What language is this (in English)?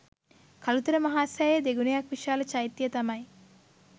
Sinhala